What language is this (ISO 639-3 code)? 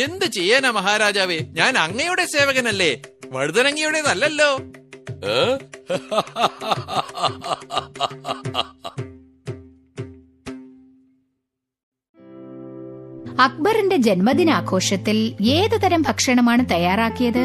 mal